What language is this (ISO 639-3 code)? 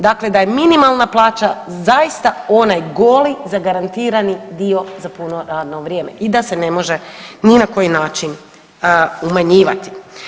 hrv